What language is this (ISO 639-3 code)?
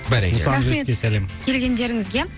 kaz